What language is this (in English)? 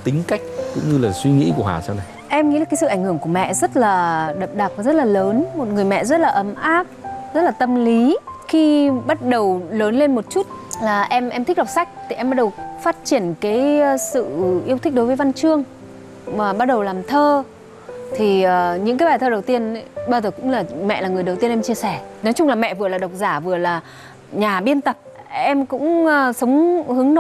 Vietnamese